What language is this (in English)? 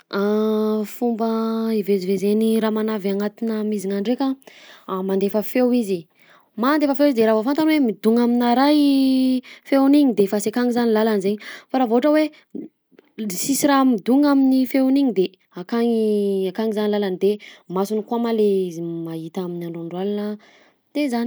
Southern Betsimisaraka Malagasy